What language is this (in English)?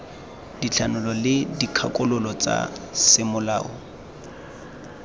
Tswana